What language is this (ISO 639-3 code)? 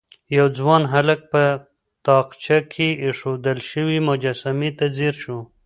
pus